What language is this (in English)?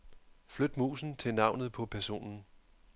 Danish